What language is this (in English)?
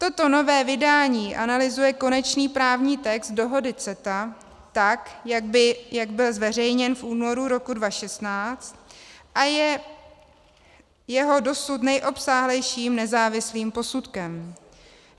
Czech